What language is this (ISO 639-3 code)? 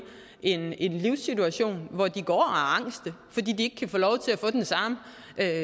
dan